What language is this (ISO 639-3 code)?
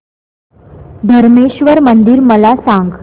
mar